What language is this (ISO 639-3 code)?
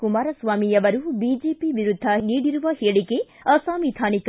kan